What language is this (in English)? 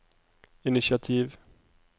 Norwegian